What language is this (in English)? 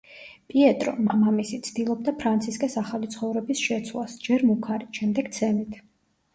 Georgian